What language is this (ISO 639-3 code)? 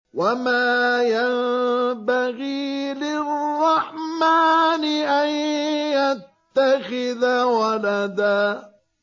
ara